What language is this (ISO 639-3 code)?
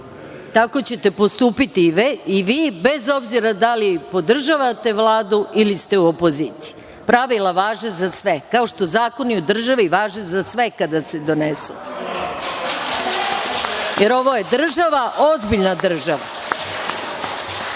srp